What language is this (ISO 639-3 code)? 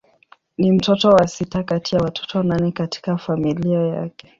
swa